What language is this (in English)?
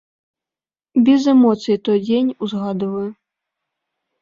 Belarusian